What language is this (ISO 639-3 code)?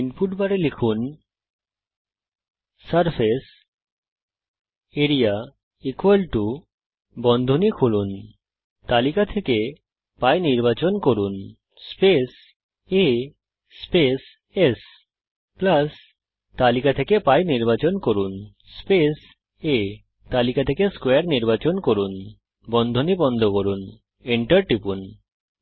ben